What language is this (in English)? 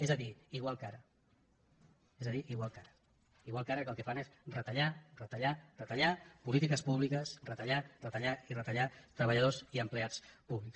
Catalan